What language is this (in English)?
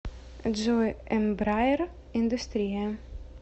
Russian